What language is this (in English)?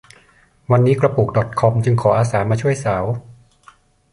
Thai